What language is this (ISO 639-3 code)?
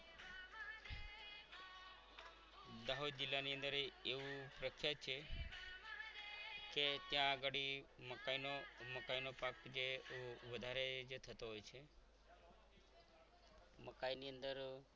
guj